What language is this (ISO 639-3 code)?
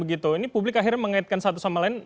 ind